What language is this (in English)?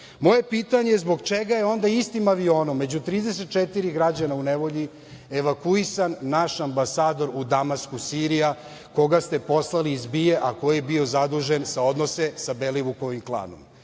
Serbian